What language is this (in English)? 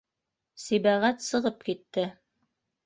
Bashkir